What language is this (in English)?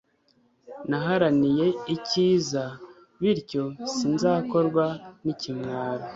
Kinyarwanda